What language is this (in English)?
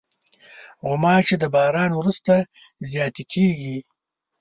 Pashto